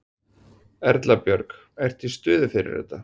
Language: Icelandic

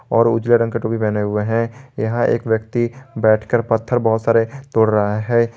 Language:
Hindi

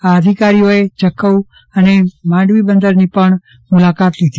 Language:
Gujarati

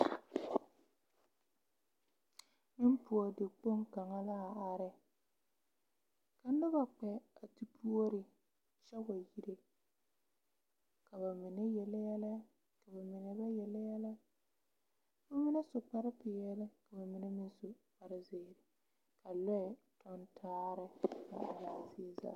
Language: Southern Dagaare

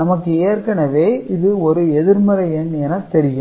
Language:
Tamil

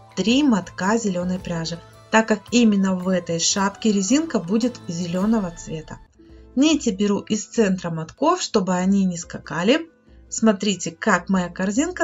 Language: Russian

